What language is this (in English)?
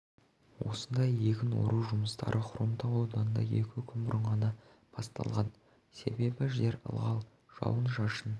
Kazakh